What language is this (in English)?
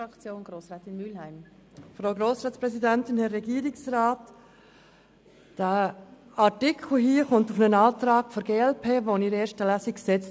Swiss German